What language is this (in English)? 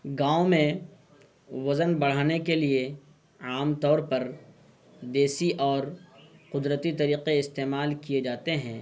Urdu